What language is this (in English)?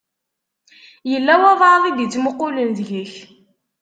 Kabyle